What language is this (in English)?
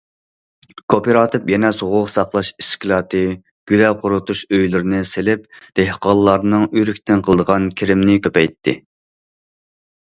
Uyghur